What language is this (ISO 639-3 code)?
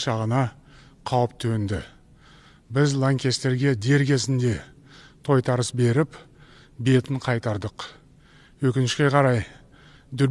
tur